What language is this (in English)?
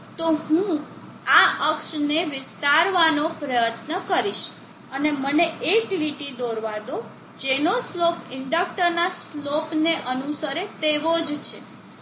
Gujarati